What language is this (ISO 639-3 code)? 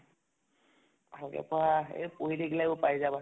asm